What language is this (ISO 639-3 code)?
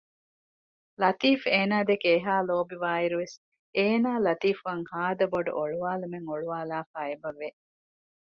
div